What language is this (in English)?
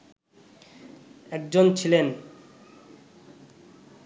Bangla